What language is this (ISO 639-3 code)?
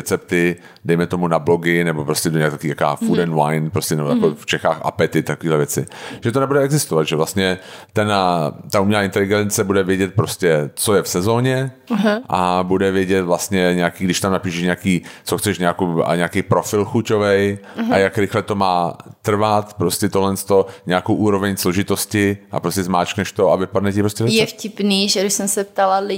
ces